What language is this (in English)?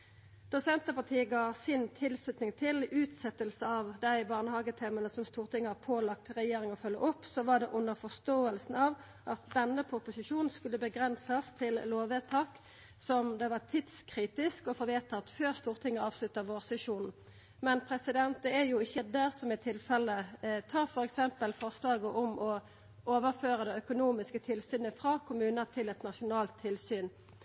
Norwegian Nynorsk